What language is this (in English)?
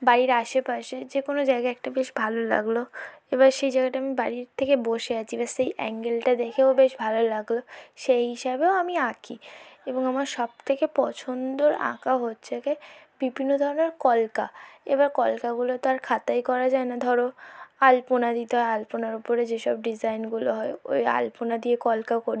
Bangla